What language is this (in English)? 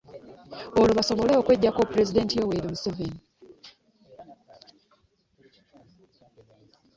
Ganda